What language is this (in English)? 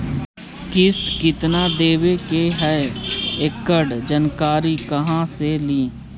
Magahi